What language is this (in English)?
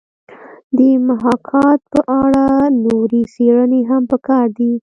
Pashto